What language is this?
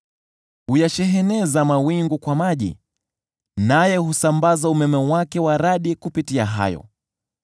Swahili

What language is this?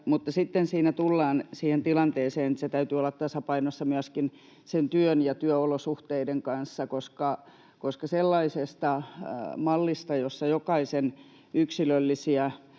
Finnish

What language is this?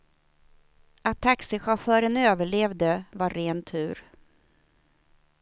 Swedish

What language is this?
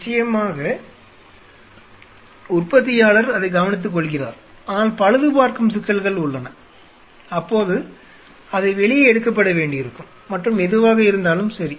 Tamil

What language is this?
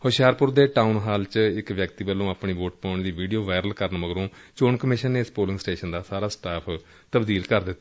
Punjabi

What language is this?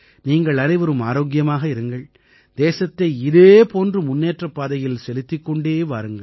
Tamil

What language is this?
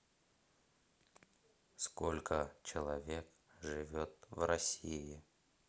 Russian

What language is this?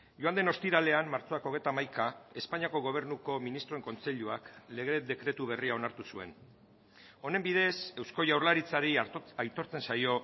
Basque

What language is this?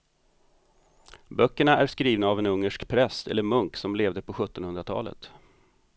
Swedish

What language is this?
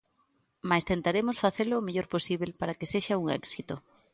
Galician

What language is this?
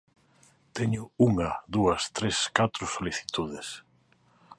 Galician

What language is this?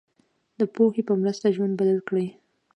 Pashto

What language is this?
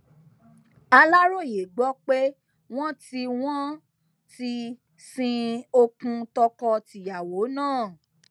Yoruba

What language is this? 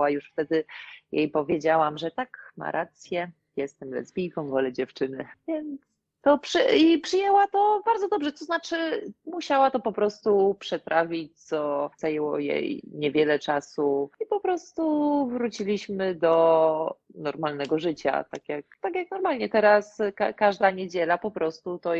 Polish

